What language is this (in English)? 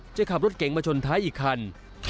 Thai